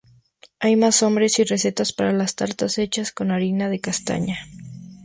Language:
Spanish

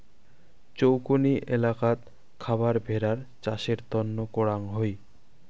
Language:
Bangla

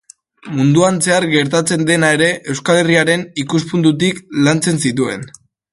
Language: Basque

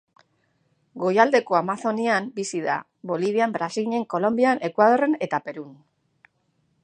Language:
Basque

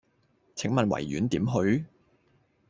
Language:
Cantonese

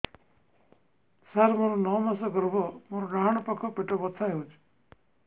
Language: Odia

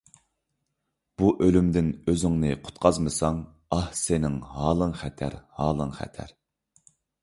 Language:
Uyghur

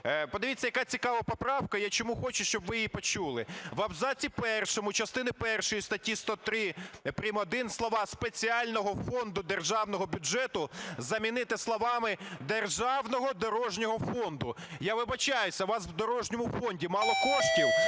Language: Ukrainian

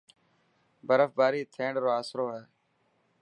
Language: Dhatki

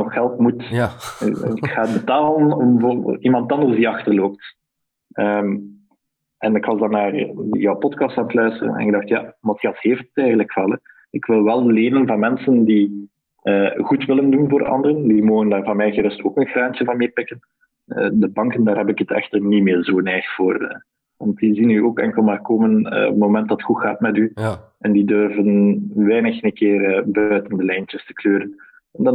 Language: Dutch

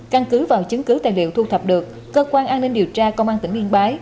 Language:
Vietnamese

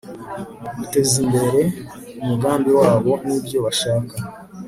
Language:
Kinyarwanda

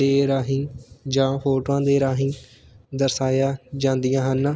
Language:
Punjabi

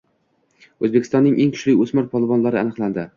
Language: Uzbek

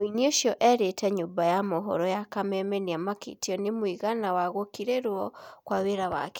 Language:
Kikuyu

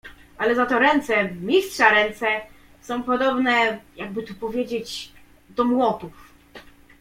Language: Polish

